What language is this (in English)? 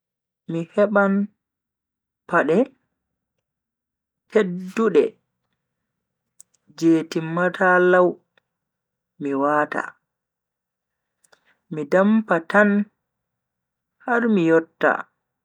Bagirmi Fulfulde